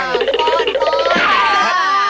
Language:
Thai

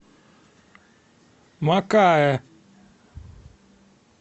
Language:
Russian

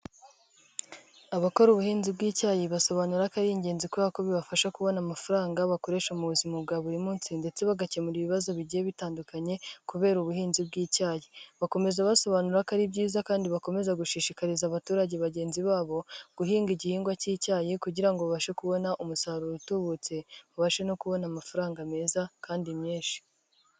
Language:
Kinyarwanda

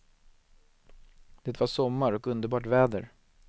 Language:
Swedish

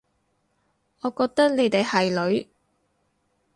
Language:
Cantonese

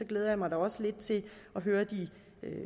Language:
Danish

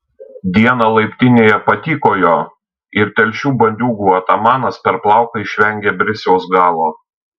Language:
Lithuanian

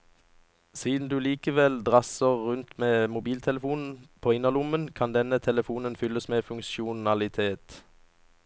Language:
Norwegian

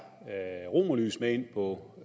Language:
Danish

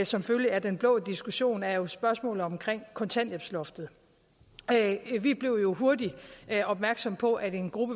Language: Danish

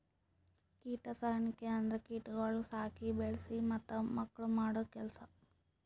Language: Kannada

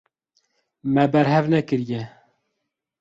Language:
Kurdish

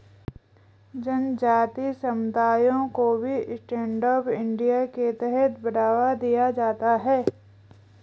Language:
Hindi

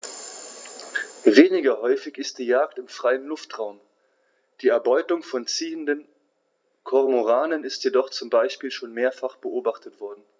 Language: German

